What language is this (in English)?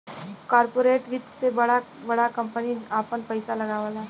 Bhojpuri